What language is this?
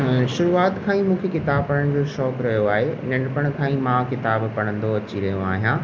Sindhi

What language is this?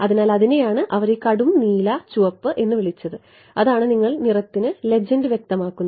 Malayalam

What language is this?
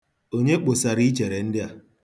Igbo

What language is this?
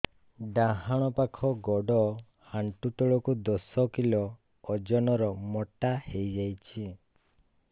Odia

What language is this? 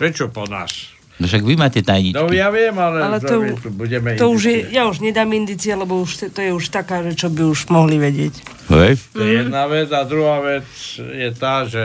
Slovak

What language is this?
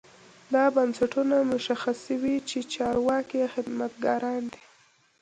Pashto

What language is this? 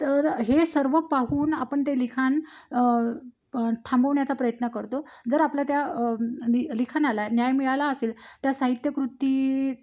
Marathi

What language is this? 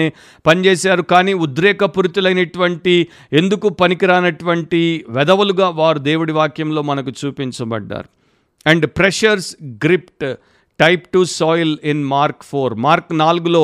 Telugu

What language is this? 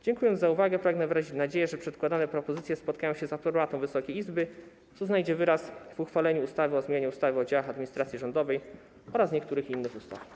Polish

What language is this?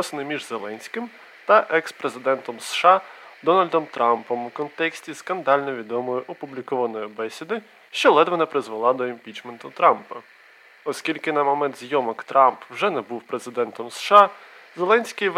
Ukrainian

